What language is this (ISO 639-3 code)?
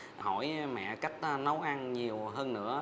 vie